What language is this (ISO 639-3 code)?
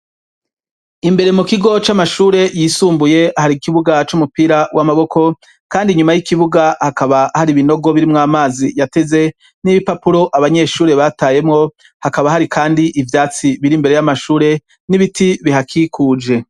run